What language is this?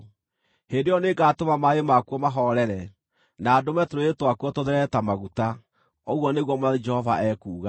Kikuyu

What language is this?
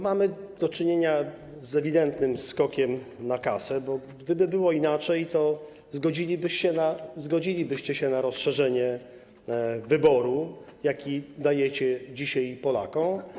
Polish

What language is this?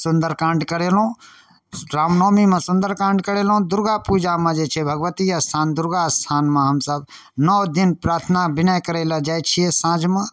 Maithili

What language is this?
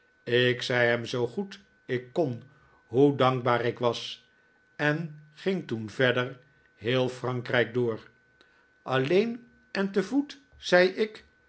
Dutch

